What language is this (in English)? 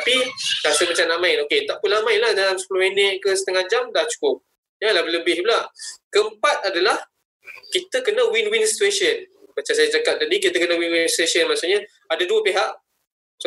Malay